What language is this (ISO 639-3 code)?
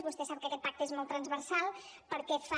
cat